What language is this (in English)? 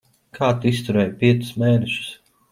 Latvian